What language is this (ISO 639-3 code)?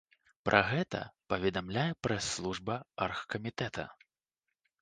bel